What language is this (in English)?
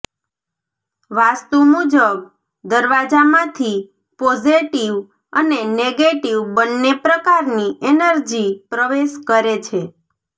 Gujarati